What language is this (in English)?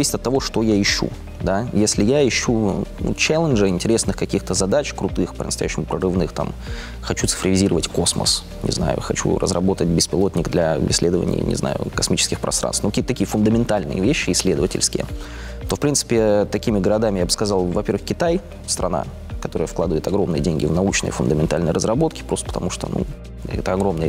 Russian